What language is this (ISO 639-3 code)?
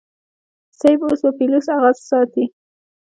pus